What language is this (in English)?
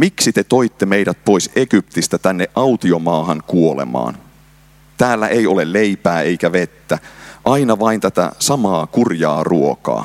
Finnish